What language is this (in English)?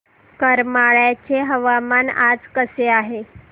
Marathi